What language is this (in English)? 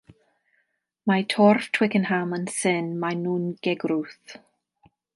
Welsh